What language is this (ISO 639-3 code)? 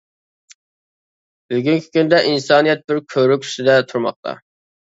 uig